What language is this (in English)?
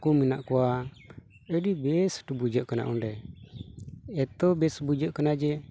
Santali